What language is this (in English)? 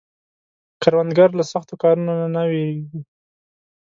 Pashto